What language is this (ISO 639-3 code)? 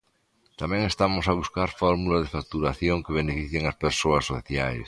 glg